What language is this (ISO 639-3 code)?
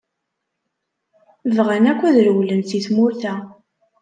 kab